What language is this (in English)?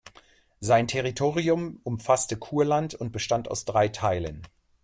German